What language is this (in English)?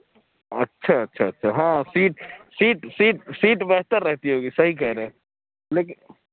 Urdu